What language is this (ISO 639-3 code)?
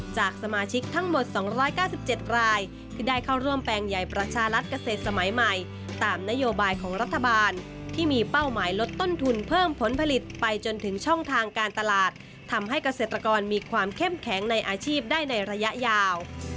tha